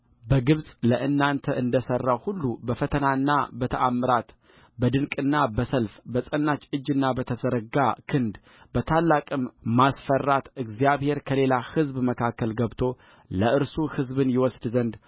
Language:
Amharic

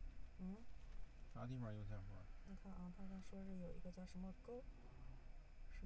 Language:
Chinese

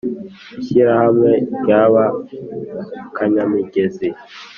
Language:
Kinyarwanda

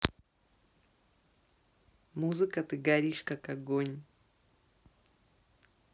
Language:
Russian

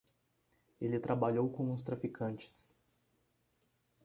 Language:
Portuguese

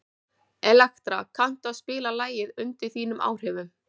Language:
Icelandic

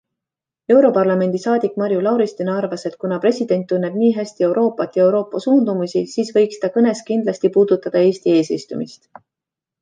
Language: Estonian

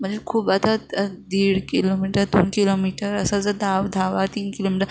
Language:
Marathi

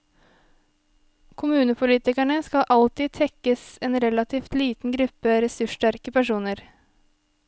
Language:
Norwegian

